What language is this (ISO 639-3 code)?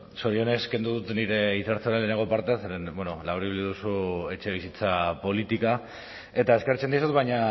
eus